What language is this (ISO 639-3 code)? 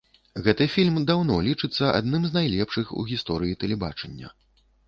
bel